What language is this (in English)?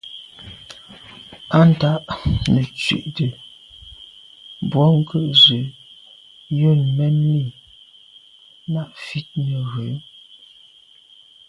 Medumba